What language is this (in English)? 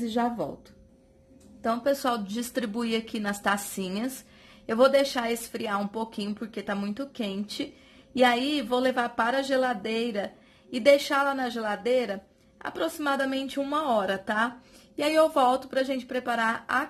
Portuguese